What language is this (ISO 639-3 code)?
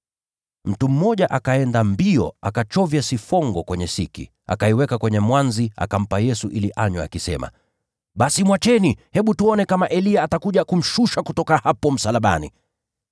swa